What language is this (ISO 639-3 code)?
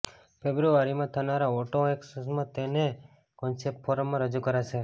guj